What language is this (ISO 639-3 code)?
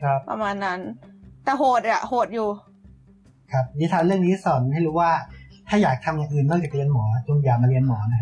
tha